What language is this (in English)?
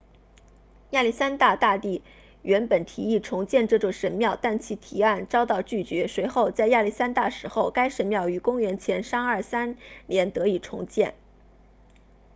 Chinese